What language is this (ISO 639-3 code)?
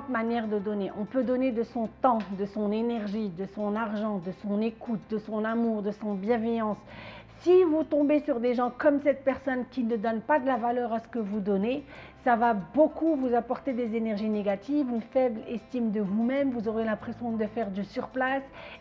fra